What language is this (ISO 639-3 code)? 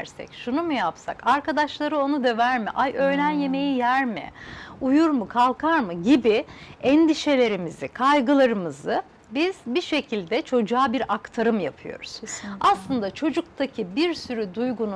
tur